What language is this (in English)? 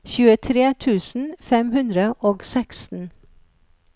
Norwegian